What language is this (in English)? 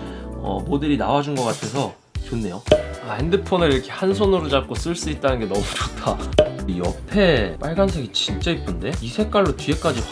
Korean